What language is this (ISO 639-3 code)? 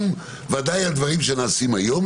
heb